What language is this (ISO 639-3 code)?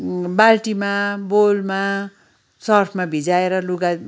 nep